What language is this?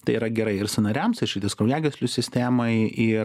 Lithuanian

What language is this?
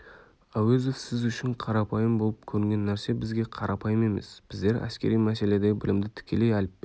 Kazakh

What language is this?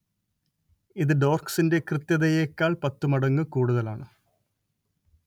Malayalam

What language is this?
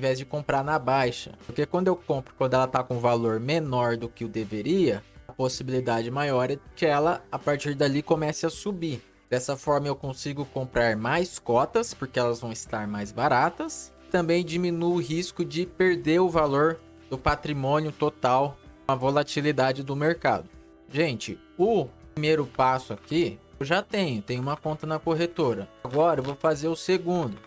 Portuguese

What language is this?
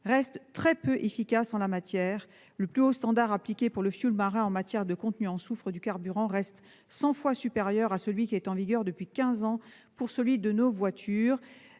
French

